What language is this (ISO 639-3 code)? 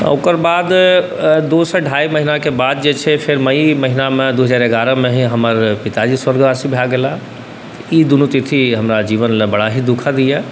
mai